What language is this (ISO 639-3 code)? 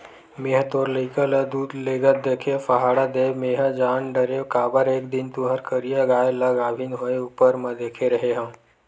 hne